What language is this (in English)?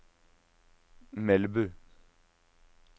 Norwegian